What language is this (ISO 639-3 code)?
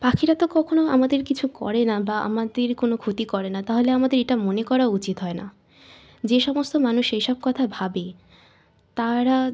ben